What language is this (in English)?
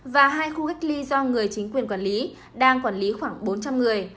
Vietnamese